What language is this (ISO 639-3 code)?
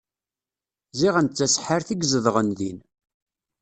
kab